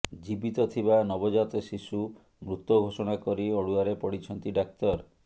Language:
Odia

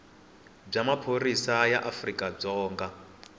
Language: Tsonga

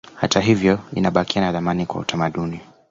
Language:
Swahili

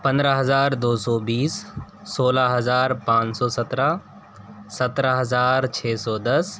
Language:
Urdu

